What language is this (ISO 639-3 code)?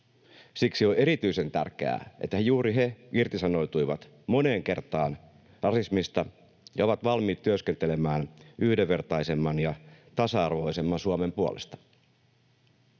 fin